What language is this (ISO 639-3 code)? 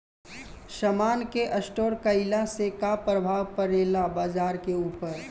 bho